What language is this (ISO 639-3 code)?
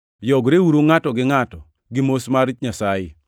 luo